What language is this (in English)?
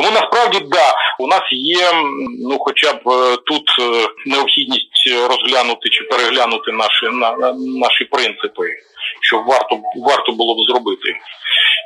Ukrainian